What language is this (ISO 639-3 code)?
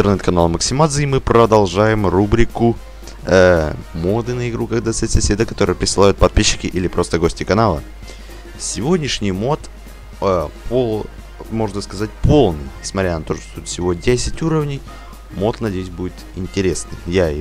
rus